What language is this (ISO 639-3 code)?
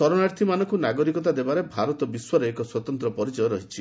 ori